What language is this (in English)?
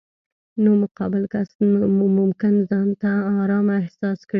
Pashto